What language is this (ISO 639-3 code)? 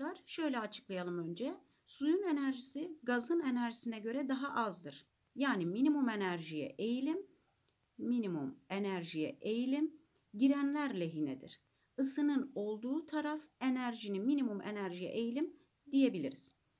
tur